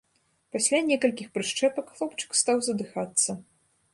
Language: Belarusian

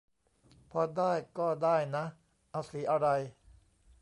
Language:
Thai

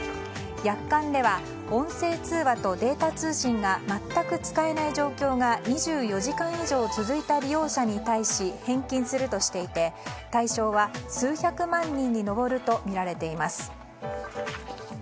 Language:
Japanese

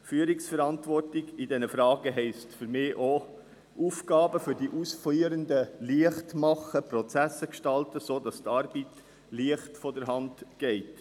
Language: Swiss German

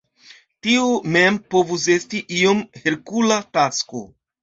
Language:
Esperanto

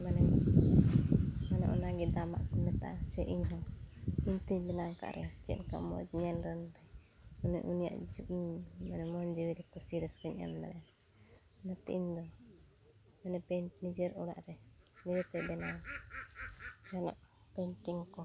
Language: Santali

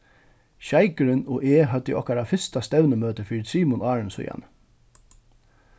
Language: Faroese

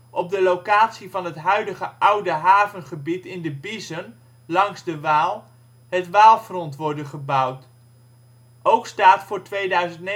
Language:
Dutch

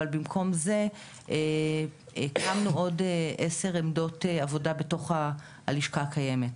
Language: Hebrew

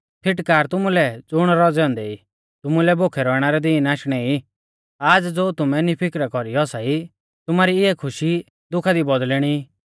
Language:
Mahasu Pahari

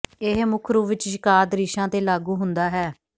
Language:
Punjabi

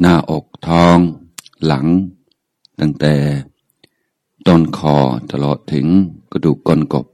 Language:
Thai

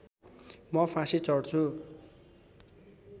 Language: Nepali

